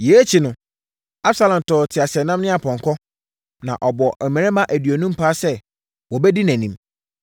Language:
Akan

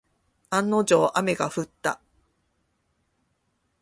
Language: Japanese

